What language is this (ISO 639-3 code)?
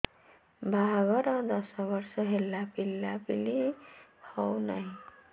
ori